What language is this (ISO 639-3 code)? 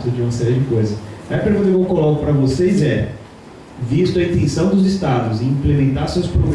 por